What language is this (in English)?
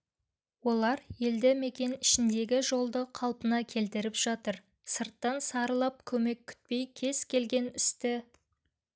Kazakh